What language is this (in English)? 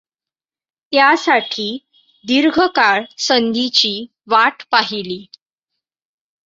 Marathi